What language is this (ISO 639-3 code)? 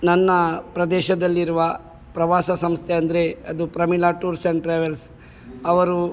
kan